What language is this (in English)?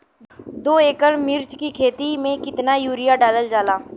Bhojpuri